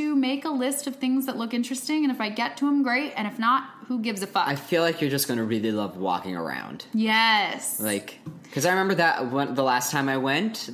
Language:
English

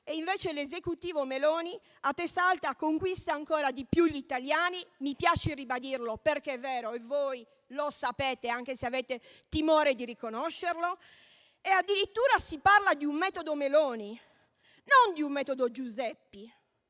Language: Italian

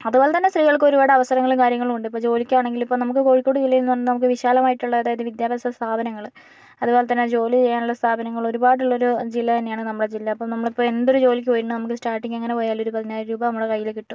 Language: Malayalam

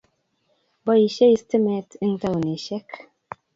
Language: Kalenjin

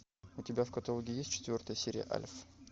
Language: Russian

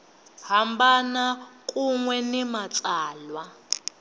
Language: Tsonga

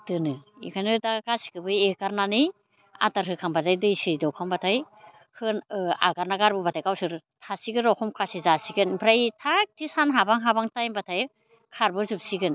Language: Bodo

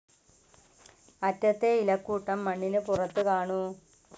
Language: Malayalam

